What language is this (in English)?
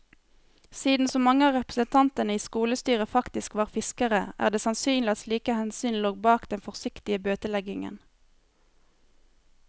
Norwegian